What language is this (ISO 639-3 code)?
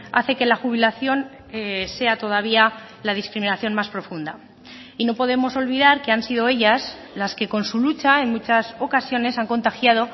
spa